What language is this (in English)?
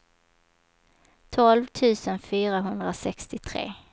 Swedish